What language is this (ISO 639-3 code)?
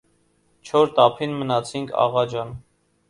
hye